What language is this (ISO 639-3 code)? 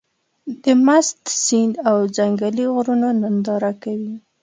pus